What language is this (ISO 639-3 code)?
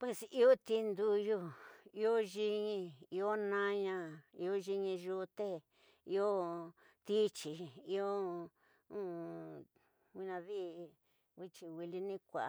mtx